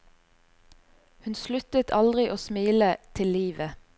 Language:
Norwegian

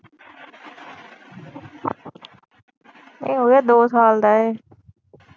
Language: Punjabi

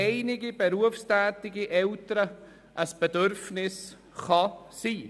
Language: Swiss German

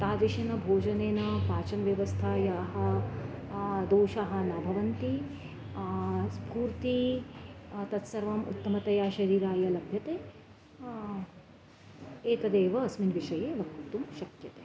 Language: Sanskrit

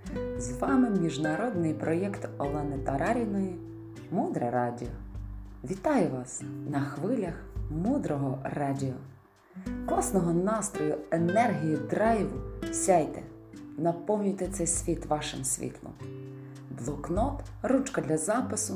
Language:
Ukrainian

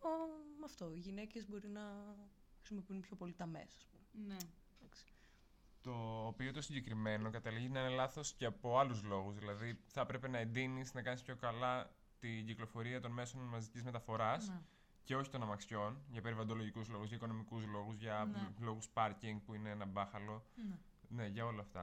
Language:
Greek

